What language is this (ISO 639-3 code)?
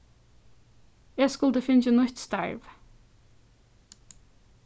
fao